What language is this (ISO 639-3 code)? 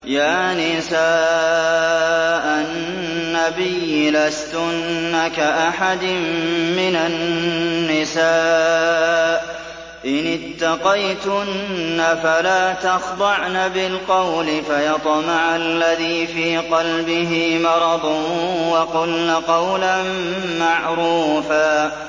ara